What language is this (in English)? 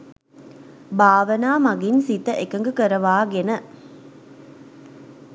Sinhala